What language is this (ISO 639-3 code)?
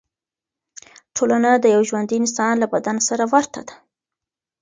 pus